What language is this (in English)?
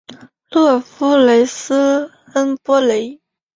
Chinese